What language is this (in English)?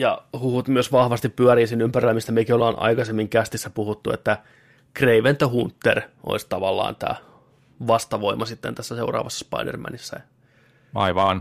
Finnish